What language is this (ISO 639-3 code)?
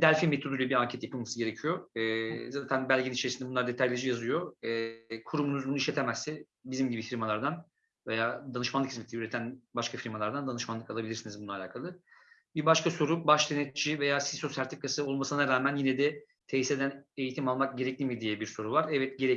tur